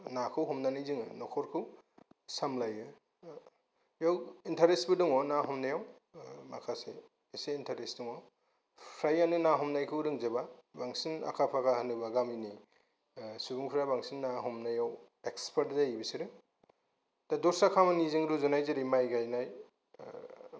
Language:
Bodo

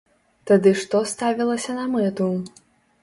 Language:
Belarusian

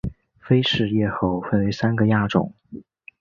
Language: Chinese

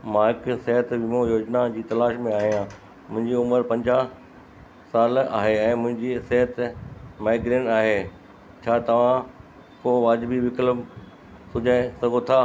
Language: Sindhi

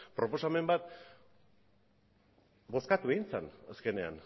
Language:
Basque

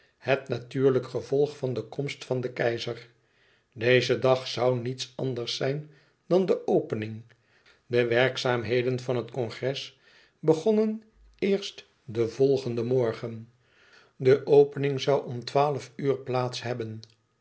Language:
Dutch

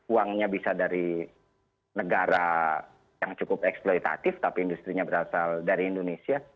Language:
Indonesian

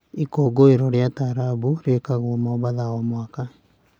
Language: Kikuyu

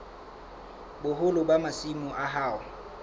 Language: Southern Sotho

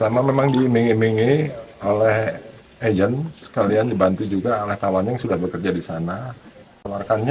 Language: Indonesian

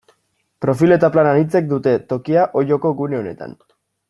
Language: Basque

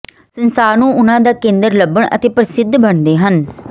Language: Punjabi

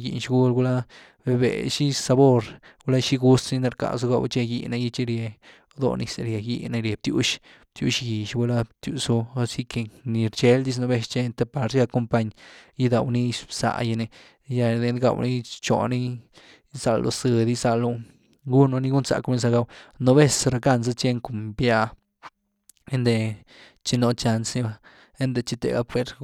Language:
Güilá Zapotec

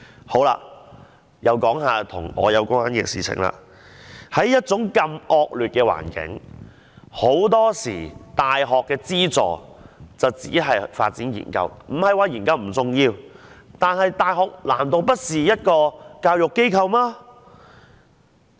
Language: Cantonese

